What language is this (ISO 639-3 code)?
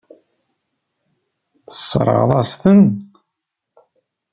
kab